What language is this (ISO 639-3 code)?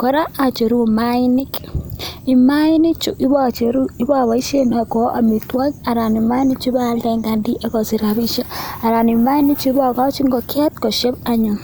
kln